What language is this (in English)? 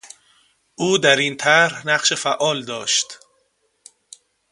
Persian